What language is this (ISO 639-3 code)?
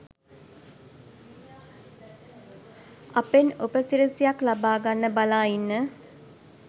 sin